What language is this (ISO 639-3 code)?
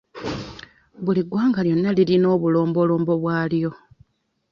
lug